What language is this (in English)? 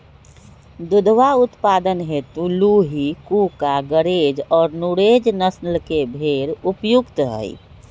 Magahi